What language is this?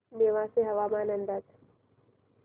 Marathi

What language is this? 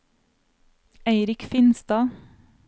Norwegian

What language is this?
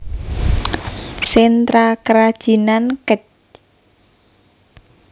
Javanese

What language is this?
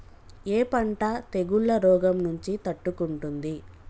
Telugu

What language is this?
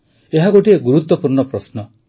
Odia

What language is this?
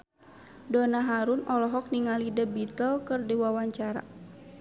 Sundanese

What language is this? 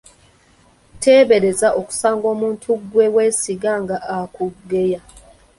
Ganda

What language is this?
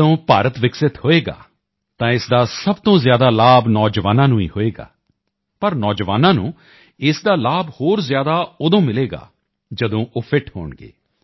Punjabi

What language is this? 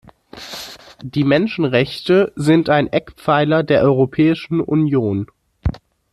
German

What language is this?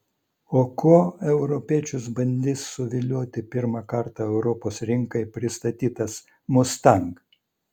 Lithuanian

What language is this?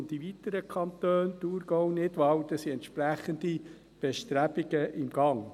Swiss German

